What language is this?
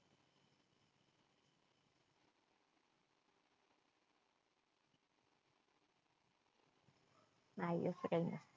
Marathi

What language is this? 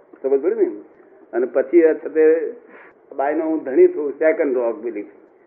Gujarati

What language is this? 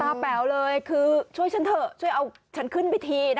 Thai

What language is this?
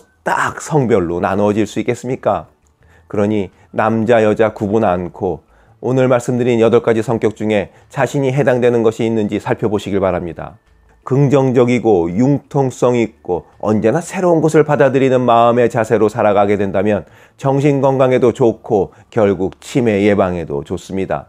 Korean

